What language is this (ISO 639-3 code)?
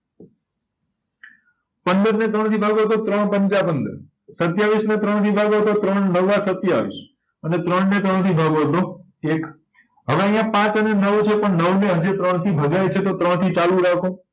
guj